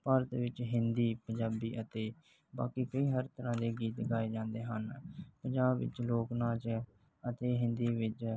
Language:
Punjabi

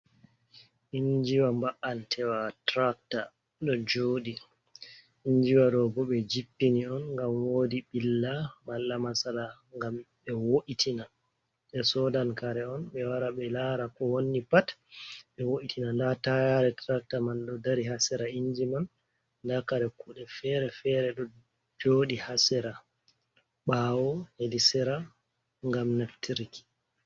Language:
Fula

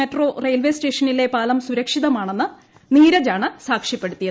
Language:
Malayalam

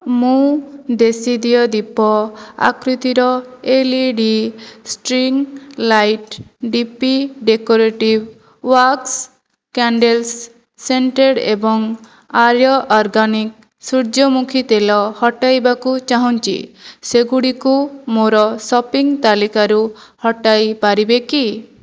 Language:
Odia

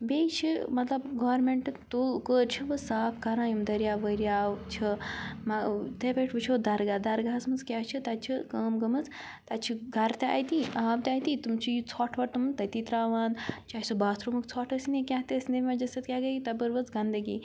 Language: Kashmiri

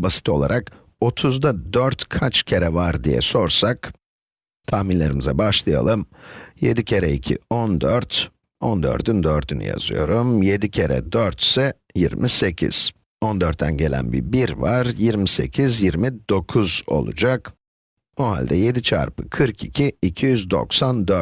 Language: Turkish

